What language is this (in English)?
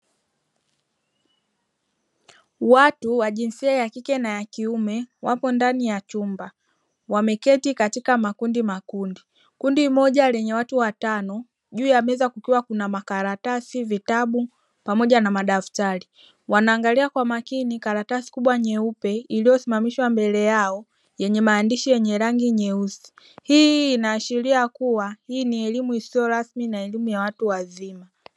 Swahili